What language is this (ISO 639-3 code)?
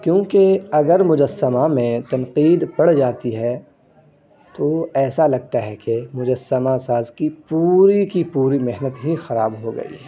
urd